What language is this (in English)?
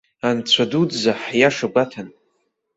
Abkhazian